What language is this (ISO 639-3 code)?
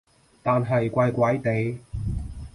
yue